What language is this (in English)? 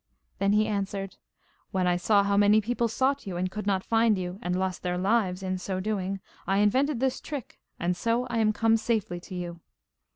English